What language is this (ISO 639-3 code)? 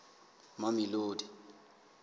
sot